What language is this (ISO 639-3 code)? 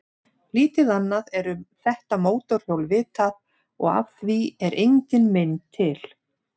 isl